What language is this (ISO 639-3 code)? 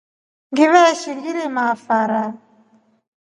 rof